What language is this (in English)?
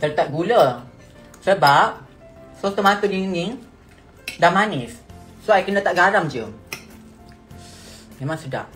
Malay